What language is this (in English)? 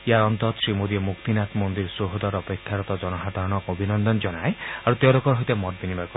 Assamese